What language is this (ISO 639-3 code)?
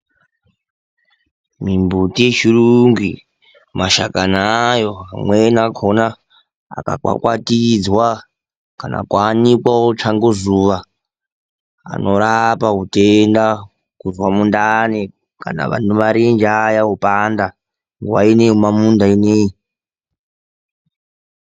ndc